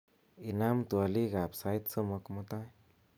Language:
Kalenjin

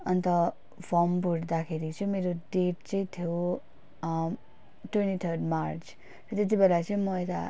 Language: Nepali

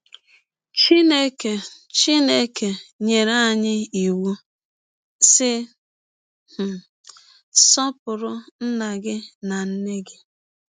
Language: Igbo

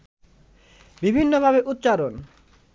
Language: Bangla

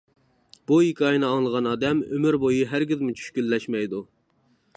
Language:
Uyghur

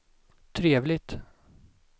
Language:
Swedish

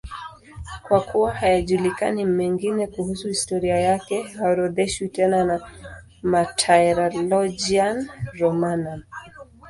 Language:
Swahili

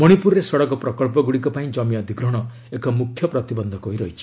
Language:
Odia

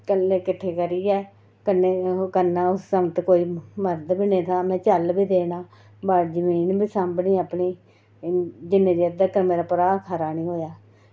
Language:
Dogri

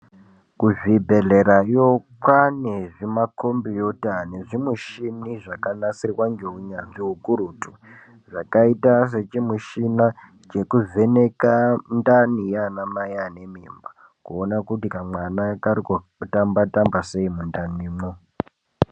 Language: Ndau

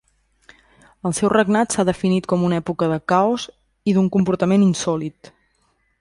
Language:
Catalan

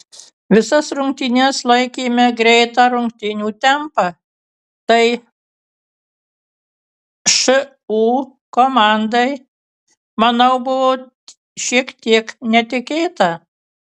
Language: Lithuanian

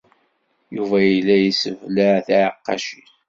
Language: Kabyle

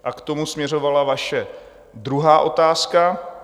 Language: Czech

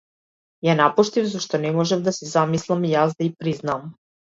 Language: Macedonian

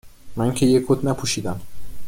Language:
Persian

